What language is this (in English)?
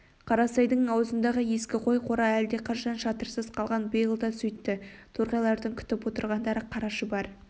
Kazakh